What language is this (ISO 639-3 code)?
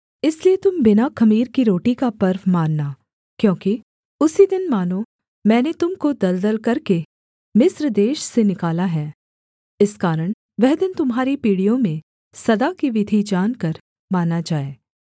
hin